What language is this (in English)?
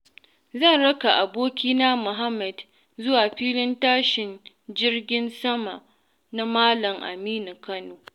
Hausa